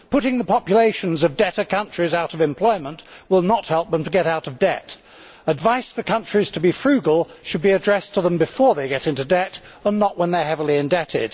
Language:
English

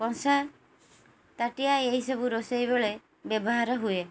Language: Odia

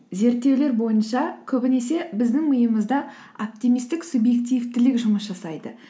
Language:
Kazakh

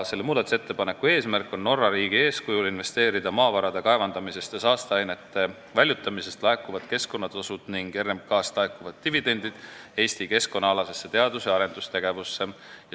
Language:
Estonian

